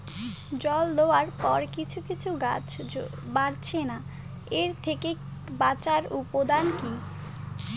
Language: Bangla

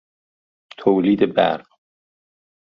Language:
Persian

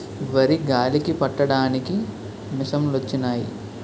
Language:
Telugu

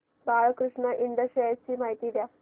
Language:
Marathi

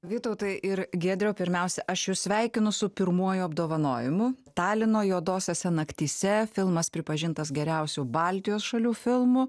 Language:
Lithuanian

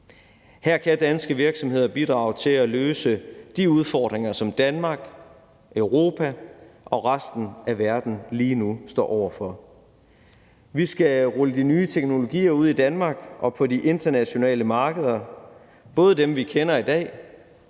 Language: Danish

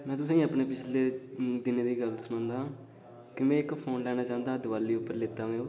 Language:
Dogri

